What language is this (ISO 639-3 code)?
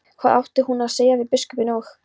isl